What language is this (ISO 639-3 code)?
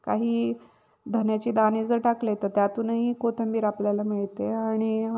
mar